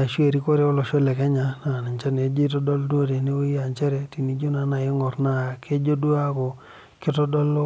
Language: Masai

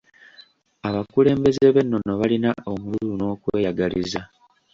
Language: Ganda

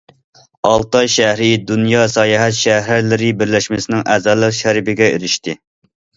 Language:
Uyghur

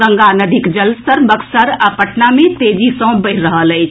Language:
Maithili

